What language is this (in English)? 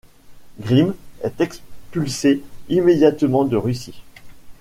French